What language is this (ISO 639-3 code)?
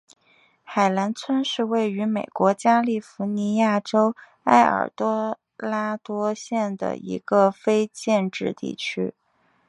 zho